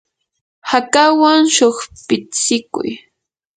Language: Yanahuanca Pasco Quechua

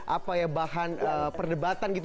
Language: Indonesian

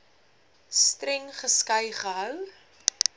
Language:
Afrikaans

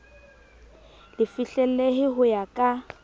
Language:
Southern Sotho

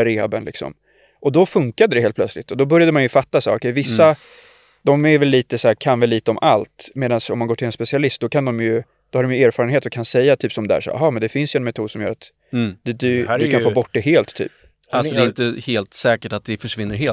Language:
Swedish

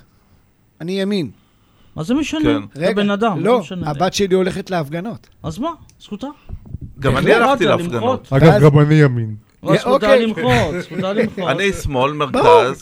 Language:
Hebrew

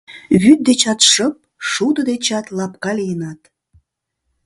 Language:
Mari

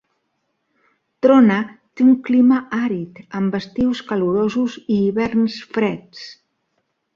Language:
Catalan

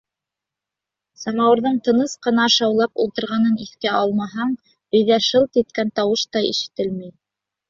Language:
Bashkir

